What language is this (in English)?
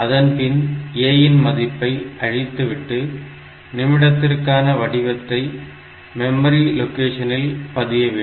Tamil